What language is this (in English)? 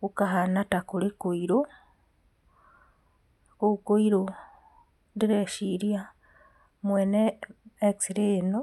Kikuyu